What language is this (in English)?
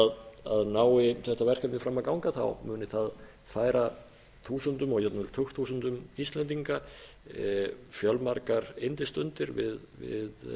Icelandic